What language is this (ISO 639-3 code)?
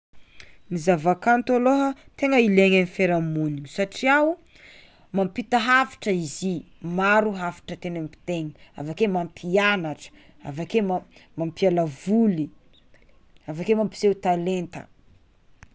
xmw